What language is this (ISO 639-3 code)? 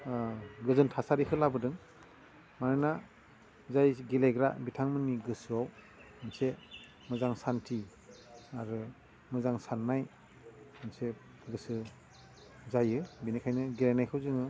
brx